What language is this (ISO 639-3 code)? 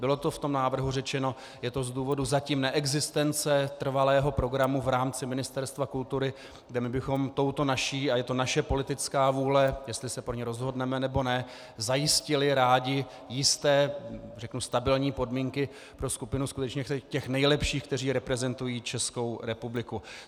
ces